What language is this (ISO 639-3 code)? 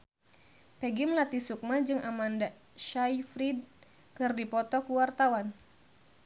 sun